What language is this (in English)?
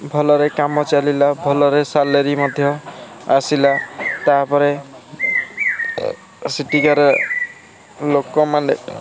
Odia